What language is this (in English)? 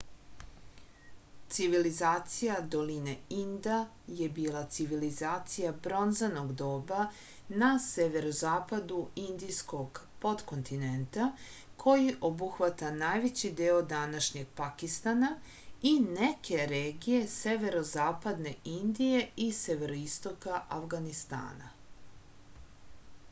Serbian